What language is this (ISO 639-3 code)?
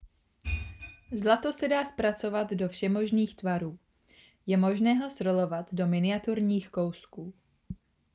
ces